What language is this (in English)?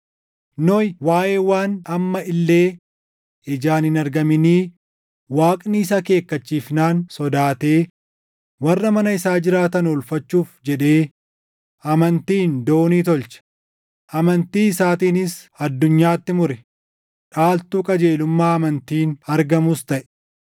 Oromo